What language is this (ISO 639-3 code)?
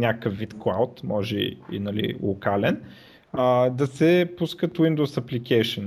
bul